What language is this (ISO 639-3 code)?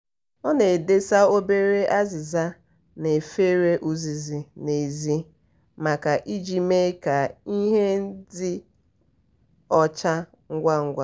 ibo